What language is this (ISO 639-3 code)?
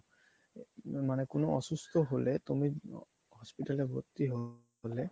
ben